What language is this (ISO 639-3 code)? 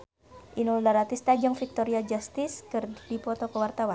sun